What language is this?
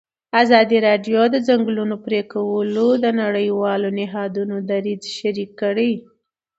Pashto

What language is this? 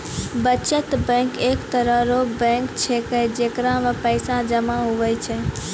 Maithili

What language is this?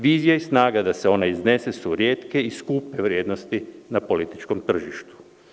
Serbian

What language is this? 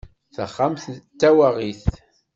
Kabyle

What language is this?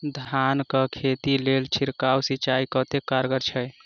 Maithili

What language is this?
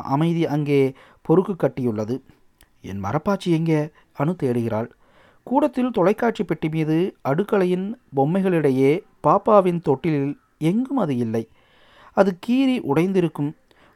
Tamil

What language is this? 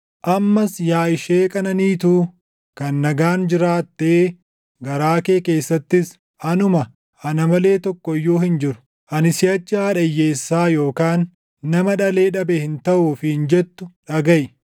Oromo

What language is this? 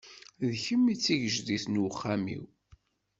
Kabyle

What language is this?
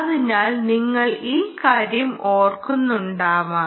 Malayalam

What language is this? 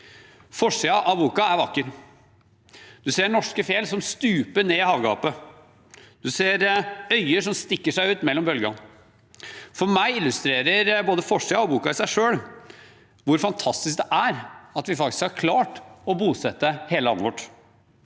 Norwegian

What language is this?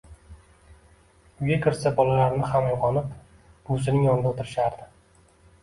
Uzbek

